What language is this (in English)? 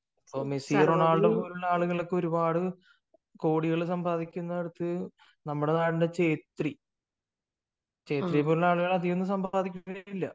Malayalam